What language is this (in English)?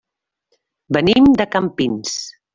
Catalan